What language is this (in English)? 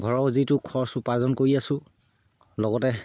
Assamese